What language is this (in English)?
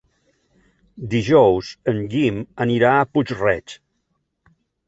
Catalan